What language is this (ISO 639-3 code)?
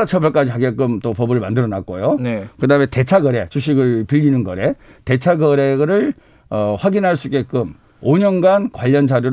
kor